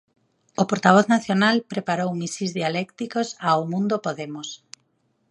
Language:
Galician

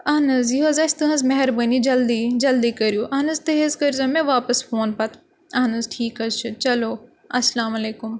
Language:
Kashmiri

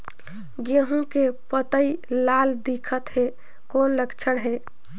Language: Chhattisgarhi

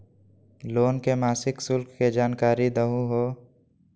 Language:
Magahi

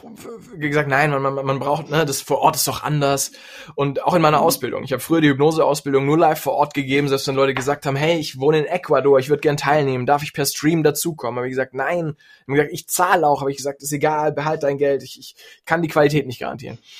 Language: German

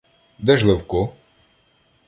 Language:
Ukrainian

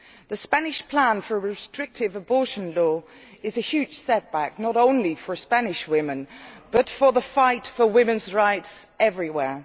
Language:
English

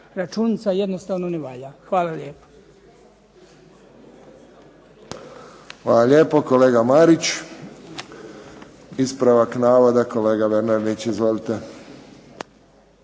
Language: Croatian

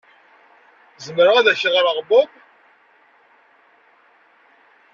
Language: Kabyle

